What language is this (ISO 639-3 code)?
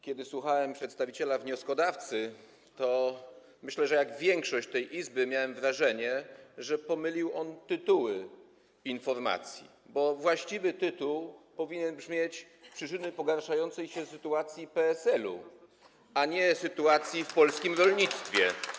pol